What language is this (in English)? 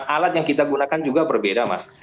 Indonesian